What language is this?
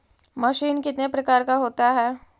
Magahi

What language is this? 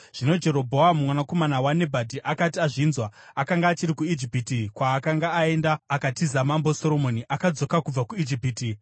Shona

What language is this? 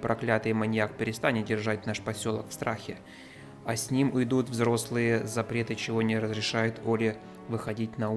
Russian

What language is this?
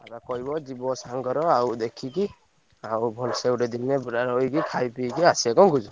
Odia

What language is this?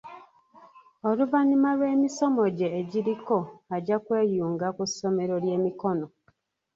Ganda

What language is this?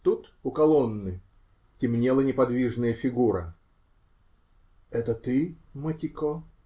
Russian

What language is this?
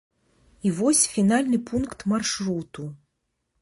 Belarusian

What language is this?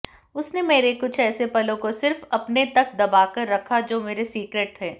Hindi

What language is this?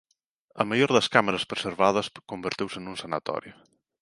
Galician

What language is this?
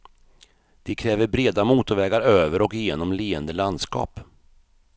Swedish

